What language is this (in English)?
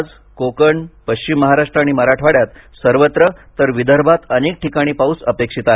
Marathi